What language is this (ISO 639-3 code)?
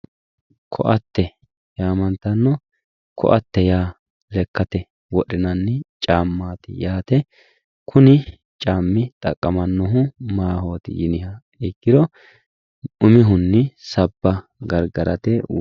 sid